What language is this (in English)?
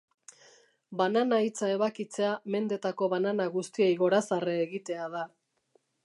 Basque